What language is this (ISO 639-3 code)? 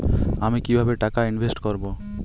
ben